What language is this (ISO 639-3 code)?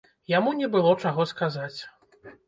bel